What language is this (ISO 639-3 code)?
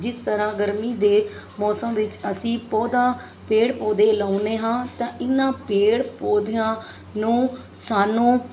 pan